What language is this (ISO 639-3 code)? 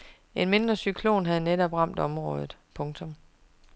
dan